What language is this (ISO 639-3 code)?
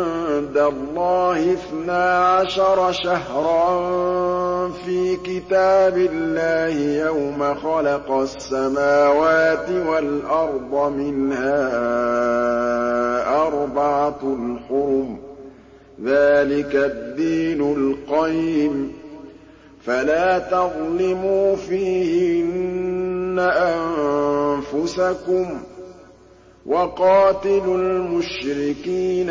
ara